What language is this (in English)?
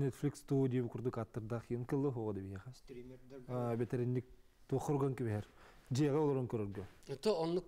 Turkish